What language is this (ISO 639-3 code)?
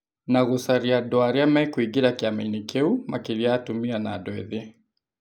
kik